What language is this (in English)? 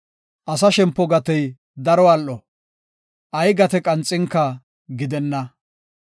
Gofa